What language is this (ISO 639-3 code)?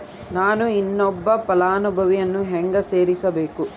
kan